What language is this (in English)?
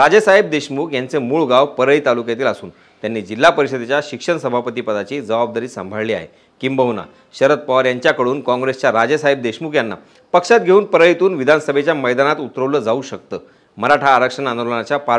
Marathi